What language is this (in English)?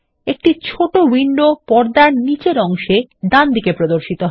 Bangla